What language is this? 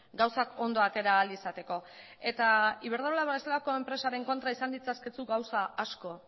Basque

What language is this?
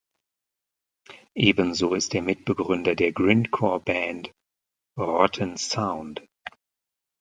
German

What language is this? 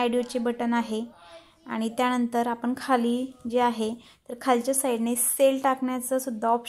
Romanian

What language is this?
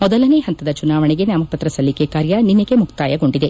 Kannada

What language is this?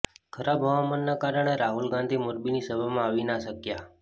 Gujarati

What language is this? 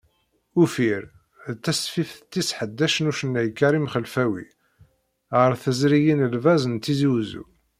Kabyle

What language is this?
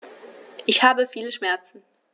German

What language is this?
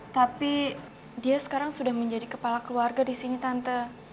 Indonesian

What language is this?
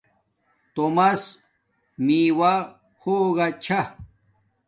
Domaaki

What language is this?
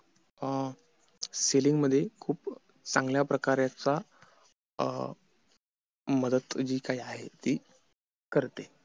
Marathi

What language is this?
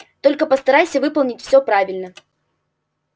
Russian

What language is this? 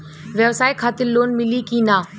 Bhojpuri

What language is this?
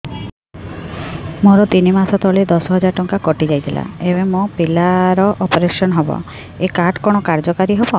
Odia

